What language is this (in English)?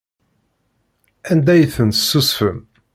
Kabyle